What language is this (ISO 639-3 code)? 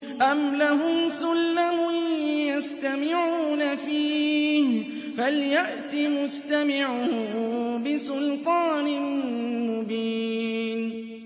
ara